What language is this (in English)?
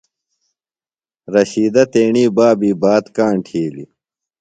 Phalura